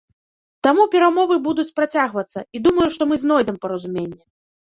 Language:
Belarusian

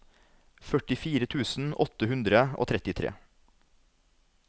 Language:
Norwegian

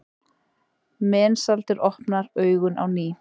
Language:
Icelandic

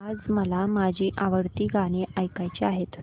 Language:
Marathi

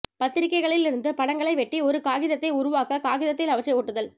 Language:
Tamil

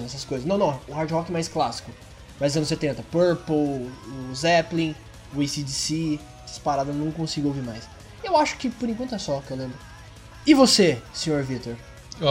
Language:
Portuguese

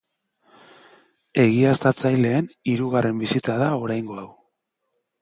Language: Basque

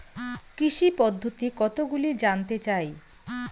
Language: Bangla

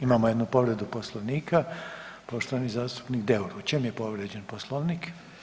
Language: Croatian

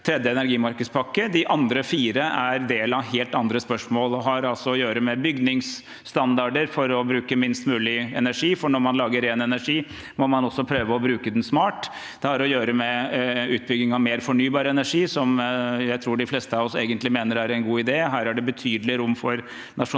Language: Norwegian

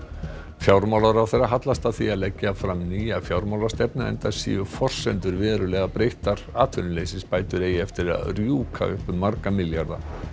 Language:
Icelandic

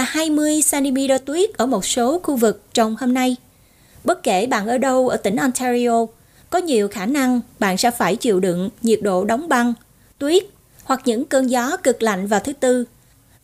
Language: Vietnamese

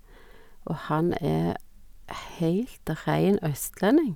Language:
Norwegian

